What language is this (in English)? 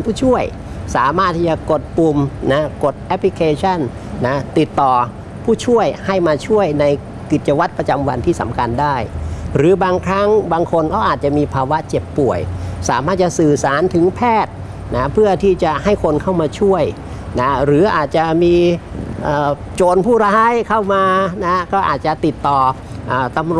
Thai